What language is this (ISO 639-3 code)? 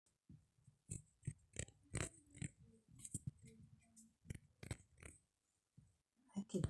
mas